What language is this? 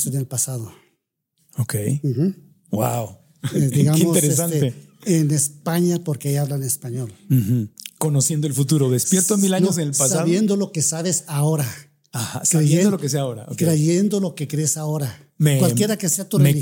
Spanish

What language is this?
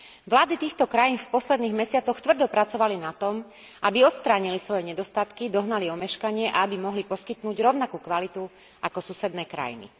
Slovak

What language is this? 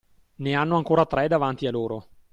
Italian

